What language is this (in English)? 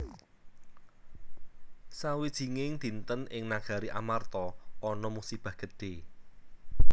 Javanese